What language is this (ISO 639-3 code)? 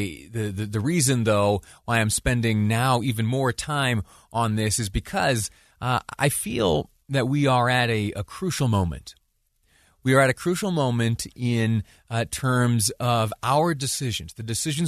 eng